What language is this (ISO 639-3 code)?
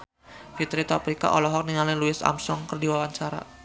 sun